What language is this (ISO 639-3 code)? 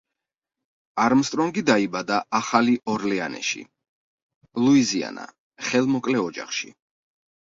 kat